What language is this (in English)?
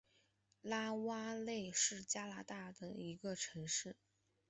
Chinese